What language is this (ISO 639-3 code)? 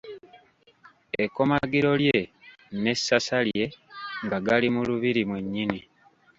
lug